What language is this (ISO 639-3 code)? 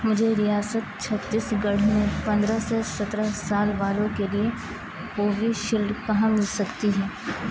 urd